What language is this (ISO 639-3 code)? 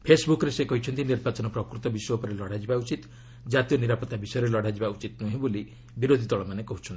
ori